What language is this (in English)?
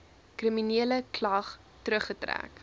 Afrikaans